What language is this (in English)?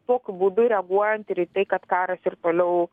Lithuanian